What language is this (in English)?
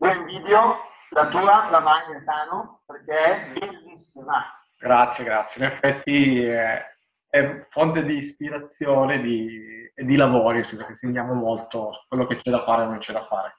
Italian